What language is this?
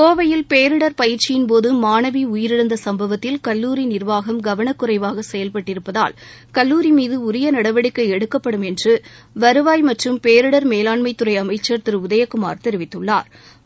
Tamil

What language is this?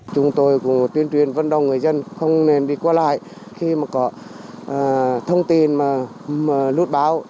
Vietnamese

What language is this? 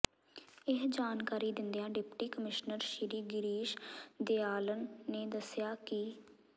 Punjabi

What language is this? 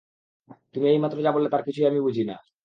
Bangla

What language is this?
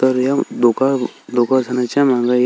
Marathi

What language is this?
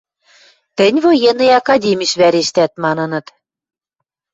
Western Mari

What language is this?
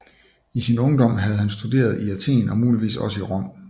Danish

